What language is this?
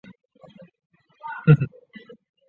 Chinese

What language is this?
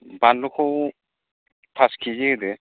Bodo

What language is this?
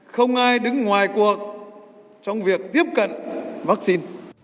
Vietnamese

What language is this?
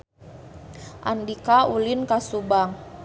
Sundanese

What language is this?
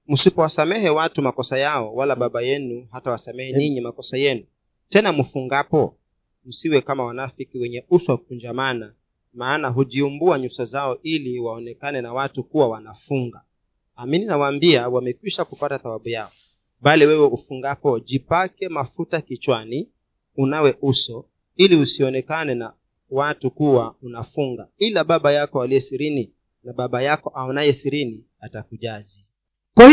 Swahili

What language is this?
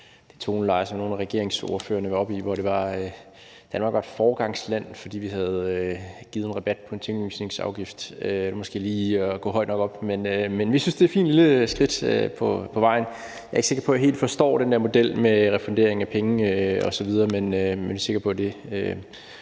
Danish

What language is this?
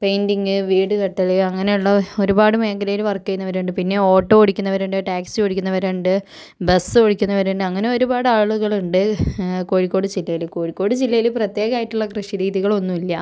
Malayalam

